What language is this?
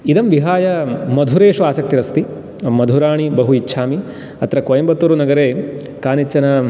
Sanskrit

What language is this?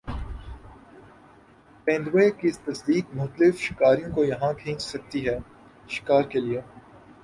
Urdu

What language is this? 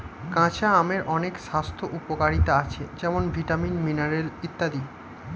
Bangla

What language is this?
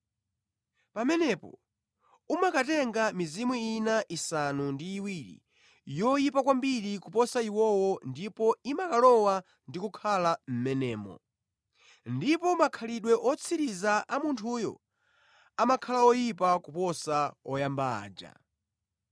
Nyanja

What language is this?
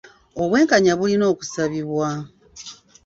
Ganda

